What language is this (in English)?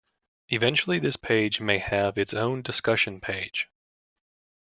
English